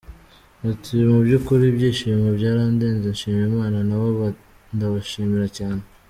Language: Kinyarwanda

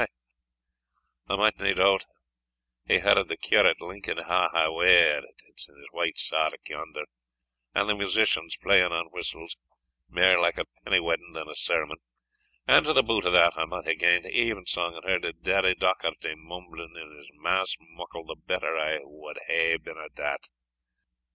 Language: English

